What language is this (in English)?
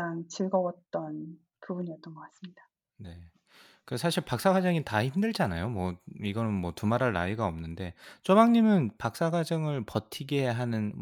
Korean